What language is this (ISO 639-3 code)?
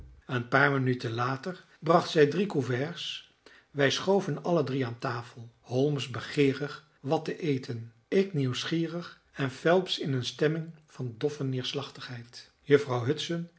nld